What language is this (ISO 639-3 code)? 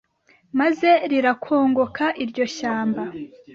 kin